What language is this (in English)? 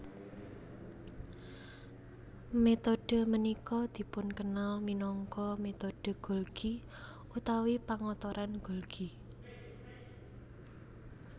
Javanese